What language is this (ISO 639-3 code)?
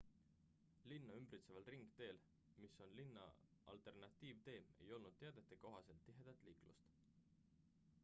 est